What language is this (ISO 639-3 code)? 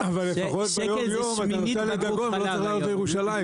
heb